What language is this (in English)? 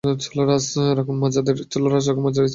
Bangla